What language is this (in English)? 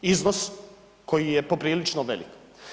Croatian